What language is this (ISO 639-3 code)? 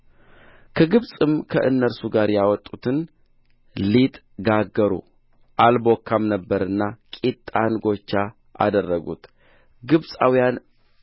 amh